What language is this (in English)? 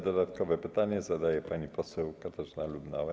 Polish